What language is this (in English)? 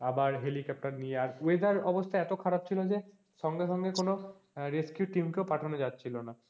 Bangla